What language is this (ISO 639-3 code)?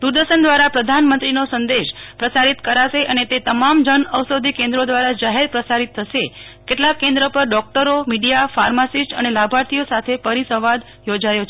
guj